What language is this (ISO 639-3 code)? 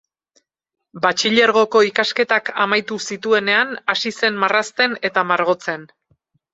eus